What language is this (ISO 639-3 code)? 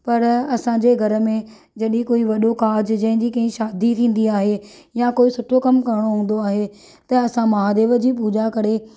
snd